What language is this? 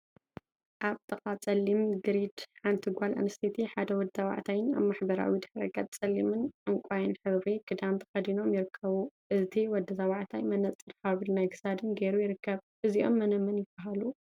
Tigrinya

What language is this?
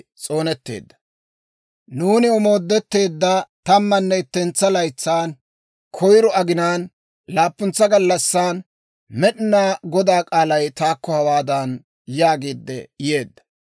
Dawro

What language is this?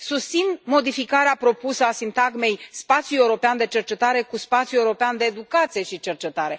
Romanian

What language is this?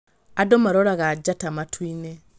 Kikuyu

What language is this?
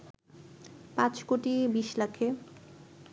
Bangla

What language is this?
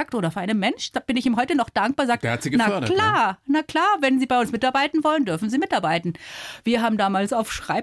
German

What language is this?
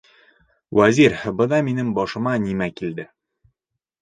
Bashkir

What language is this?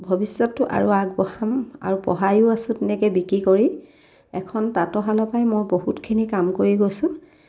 Assamese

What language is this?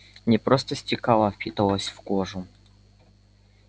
Russian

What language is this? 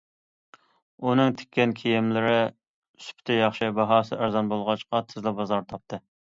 Uyghur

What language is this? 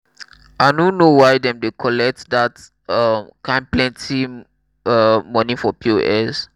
Nigerian Pidgin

